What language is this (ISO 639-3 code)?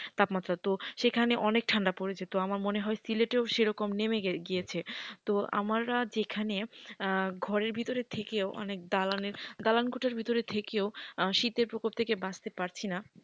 ben